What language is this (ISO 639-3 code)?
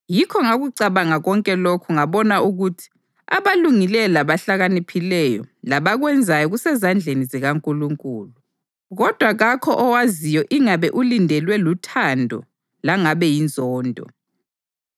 nde